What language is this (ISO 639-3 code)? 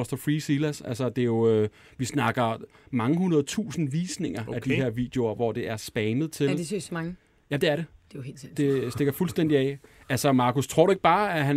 dan